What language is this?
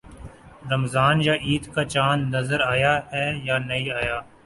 Urdu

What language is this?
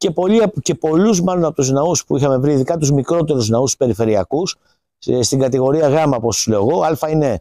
Greek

